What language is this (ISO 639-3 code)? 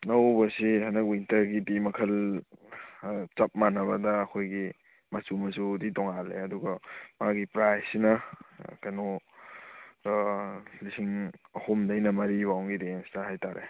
mni